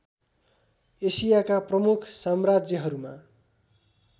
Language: Nepali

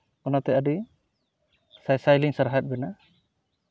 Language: Santali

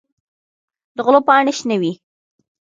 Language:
Pashto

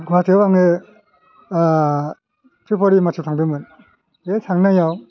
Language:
Bodo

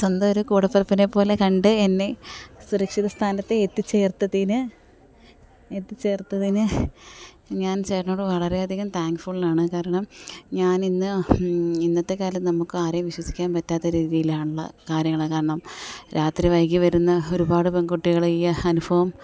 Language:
Malayalam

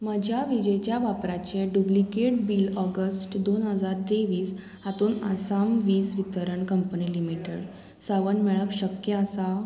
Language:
Konkani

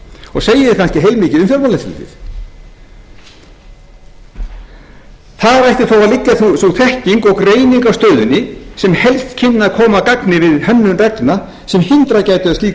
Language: Icelandic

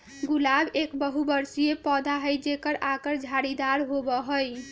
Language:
Magahi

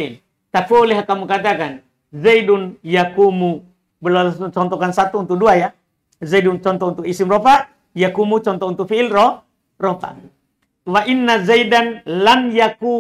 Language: Indonesian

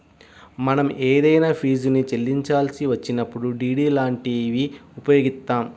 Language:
Telugu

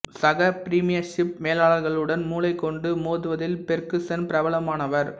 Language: Tamil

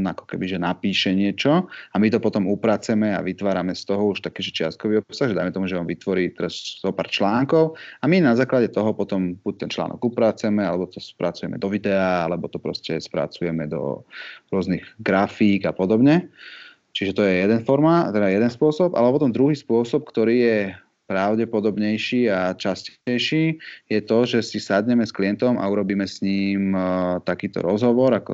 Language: Slovak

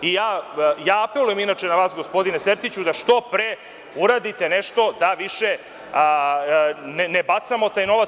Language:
Serbian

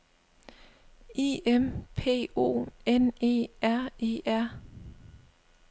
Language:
Danish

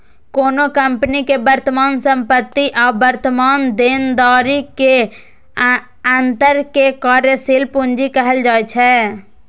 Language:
Maithili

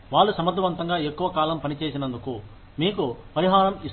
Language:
Telugu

